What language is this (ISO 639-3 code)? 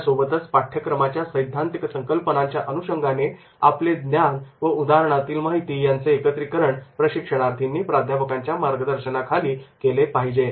mar